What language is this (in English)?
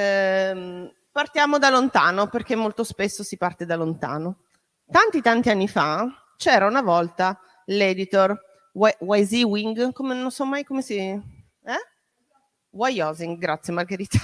Italian